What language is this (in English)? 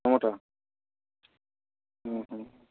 Odia